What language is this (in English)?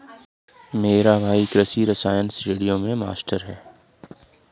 Hindi